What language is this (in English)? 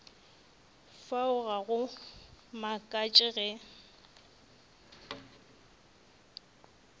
Northern Sotho